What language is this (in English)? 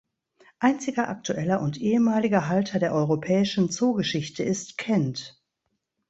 German